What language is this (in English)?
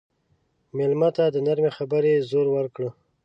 Pashto